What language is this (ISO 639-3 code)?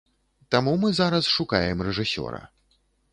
bel